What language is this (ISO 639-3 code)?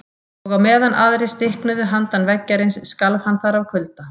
isl